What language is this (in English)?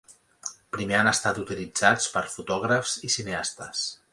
Catalan